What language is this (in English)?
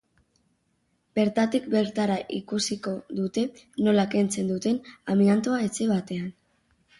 Basque